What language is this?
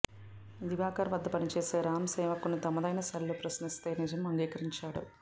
Telugu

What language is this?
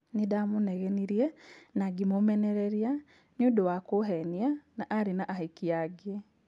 Kikuyu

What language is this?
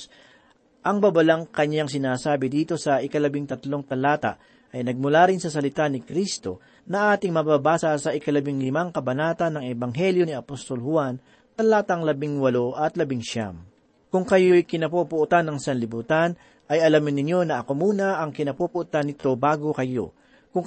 Filipino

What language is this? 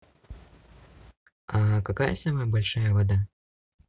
Russian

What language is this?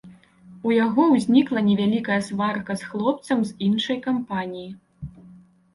Belarusian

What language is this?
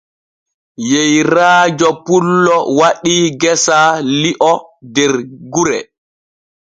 Borgu Fulfulde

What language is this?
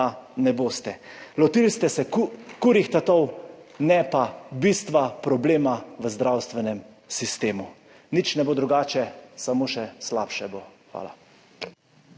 Slovenian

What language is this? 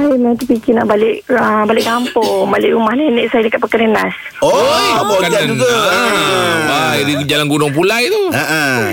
Malay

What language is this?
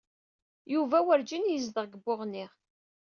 Kabyle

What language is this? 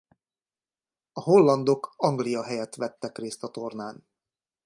Hungarian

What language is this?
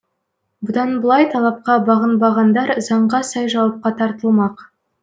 Kazakh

